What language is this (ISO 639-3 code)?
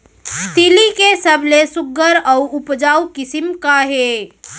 hne